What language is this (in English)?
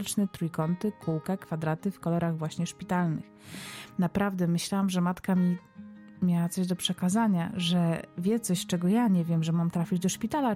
Polish